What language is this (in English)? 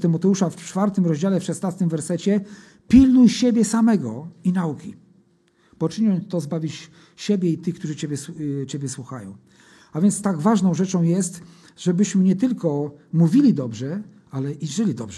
Polish